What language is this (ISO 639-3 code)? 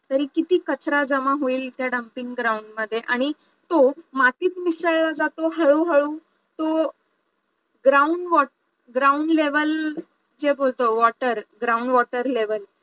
mar